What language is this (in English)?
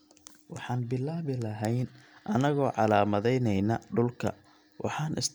Somali